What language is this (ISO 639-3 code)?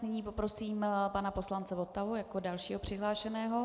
ces